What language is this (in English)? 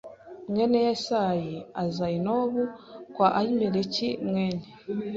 Kinyarwanda